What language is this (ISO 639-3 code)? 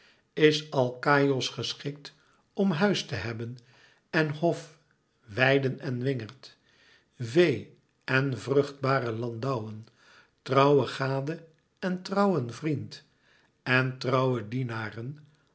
nld